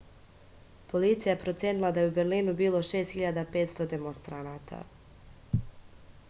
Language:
Serbian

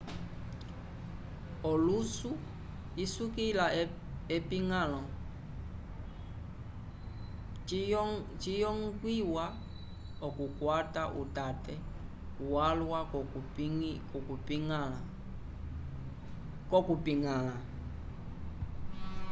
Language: Umbundu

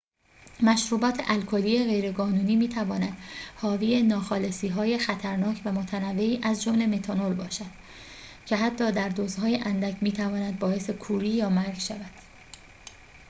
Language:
Persian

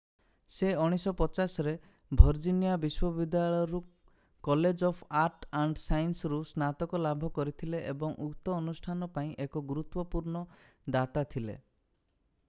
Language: Odia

